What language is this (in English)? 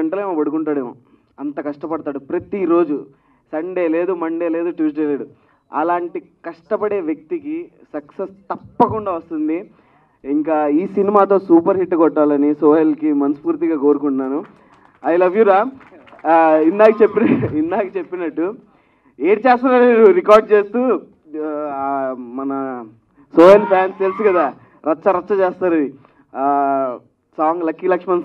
Arabic